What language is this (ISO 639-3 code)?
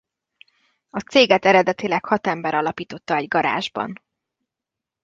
hun